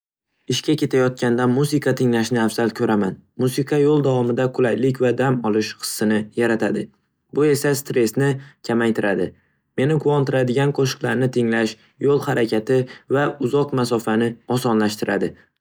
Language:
Uzbek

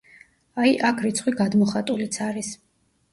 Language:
Georgian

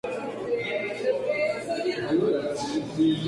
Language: Spanish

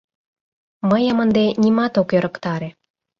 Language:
Mari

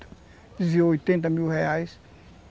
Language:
Portuguese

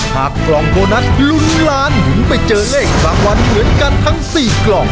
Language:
Thai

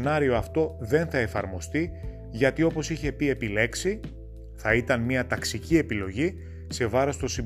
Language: Greek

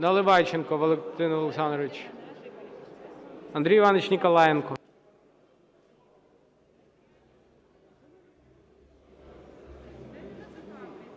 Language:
Ukrainian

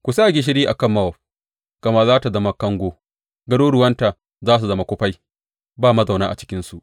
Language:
Hausa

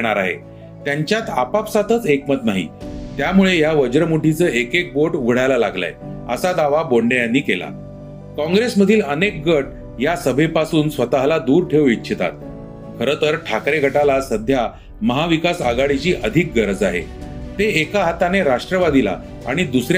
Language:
Marathi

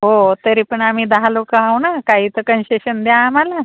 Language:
Marathi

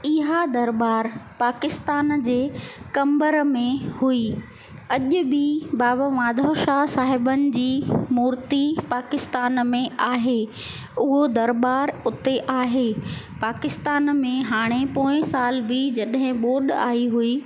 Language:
Sindhi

